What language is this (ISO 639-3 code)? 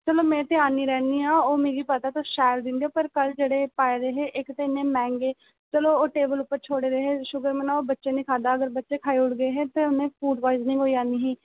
doi